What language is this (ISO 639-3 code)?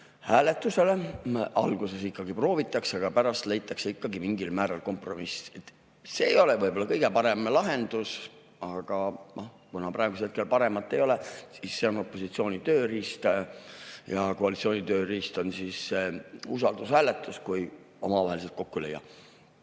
est